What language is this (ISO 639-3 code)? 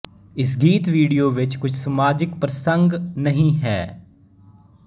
pan